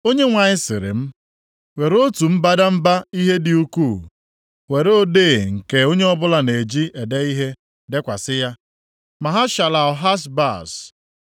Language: Igbo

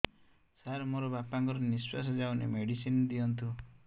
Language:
Odia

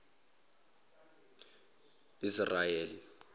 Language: Zulu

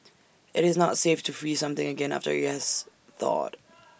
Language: English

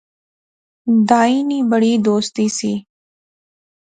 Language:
Pahari-Potwari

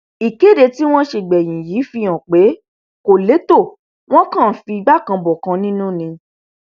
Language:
Yoruba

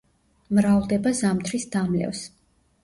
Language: Georgian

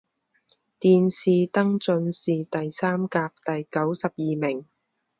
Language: Chinese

